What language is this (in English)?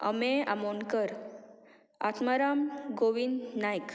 Konkani